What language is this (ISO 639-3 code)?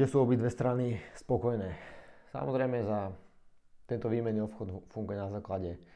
slk